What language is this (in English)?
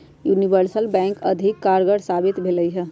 Magahi